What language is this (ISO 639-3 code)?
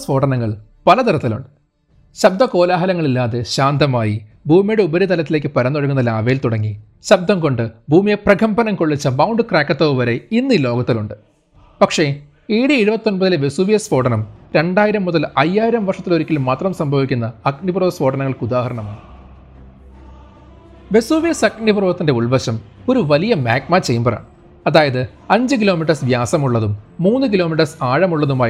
mal